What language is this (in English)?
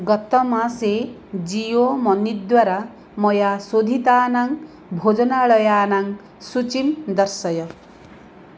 Sanskrit